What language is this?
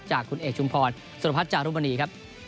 Thai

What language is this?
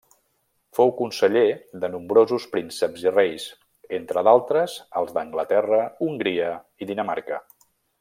Catalan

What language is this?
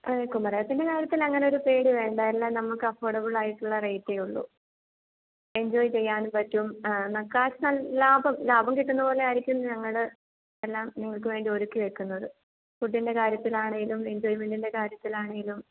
Malayalam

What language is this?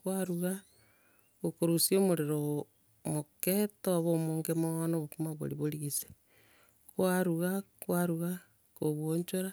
Gusii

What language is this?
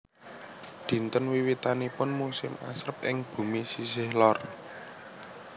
Javanese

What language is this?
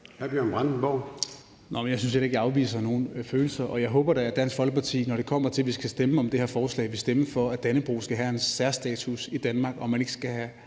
Danish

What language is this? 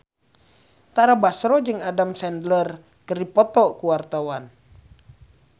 Sundanese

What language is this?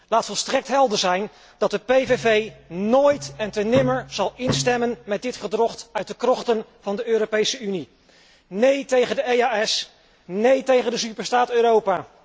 Dutch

